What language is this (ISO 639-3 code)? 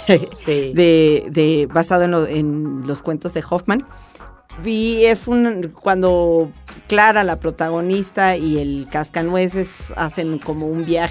spa